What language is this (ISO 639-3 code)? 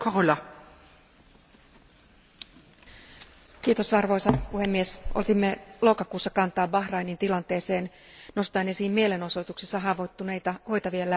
fin